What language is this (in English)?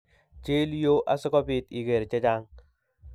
Kalenjin